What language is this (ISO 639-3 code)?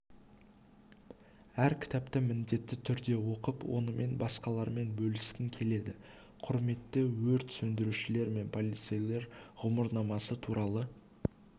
kaz